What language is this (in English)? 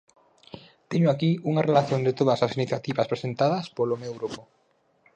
Galician